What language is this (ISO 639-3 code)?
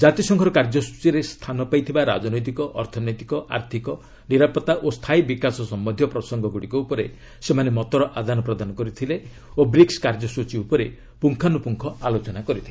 ori